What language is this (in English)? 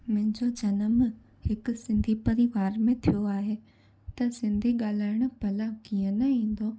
Sindhi